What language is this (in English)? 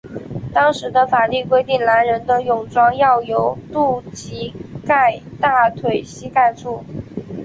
Chinese